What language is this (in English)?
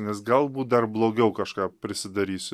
Lithuanian